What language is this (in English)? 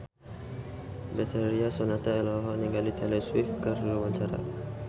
Sundanese